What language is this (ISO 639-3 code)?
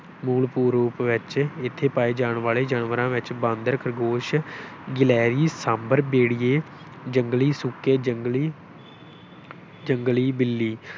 pan